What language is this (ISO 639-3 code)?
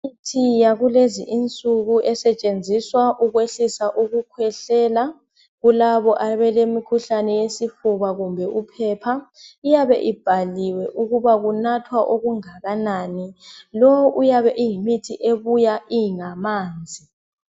nde